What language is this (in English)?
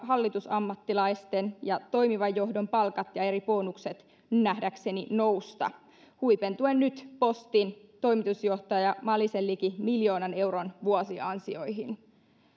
Finnish